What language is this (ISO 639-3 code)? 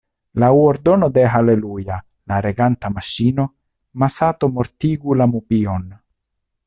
epo